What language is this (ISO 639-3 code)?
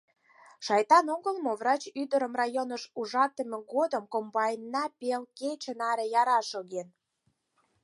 chm